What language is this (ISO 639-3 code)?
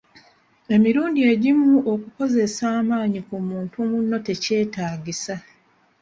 lug